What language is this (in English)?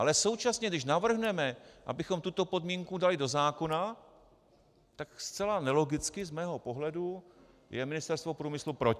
Czech